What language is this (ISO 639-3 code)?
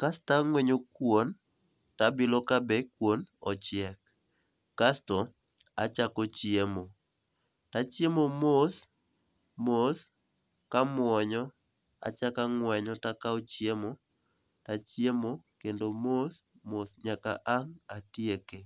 luo